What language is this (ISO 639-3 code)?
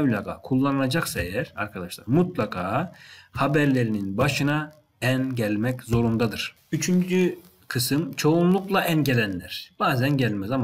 tur